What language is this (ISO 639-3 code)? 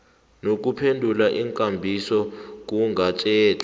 nbl